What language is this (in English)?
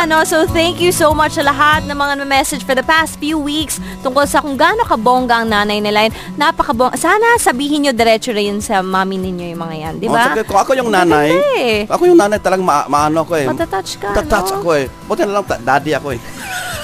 Filipino